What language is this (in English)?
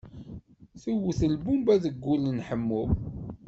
Kabyle